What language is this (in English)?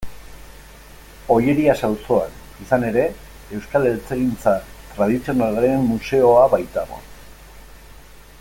Basque